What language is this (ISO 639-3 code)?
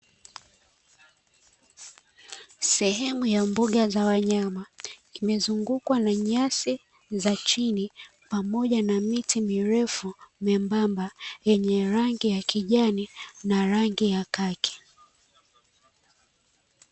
swa